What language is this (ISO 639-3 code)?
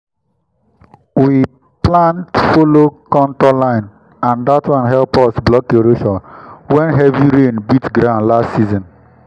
pcm